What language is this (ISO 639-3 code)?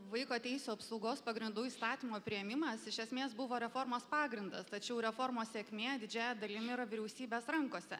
lit